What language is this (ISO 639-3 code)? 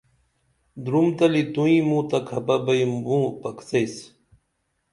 dml